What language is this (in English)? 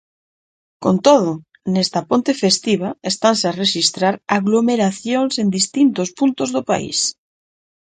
Galician